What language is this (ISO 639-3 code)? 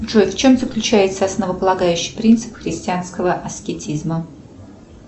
rus